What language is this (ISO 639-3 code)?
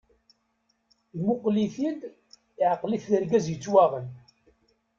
kab